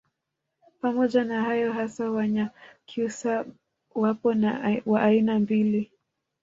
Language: Swahili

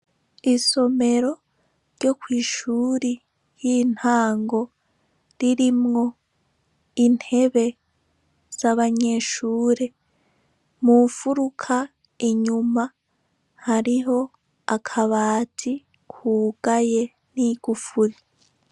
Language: Rundi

